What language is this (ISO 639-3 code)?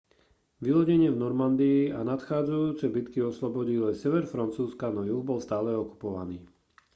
slk